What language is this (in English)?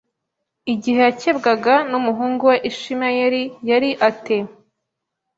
Kinyarwanda